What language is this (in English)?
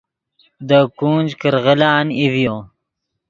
Yidgha